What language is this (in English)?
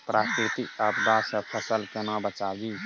Maithili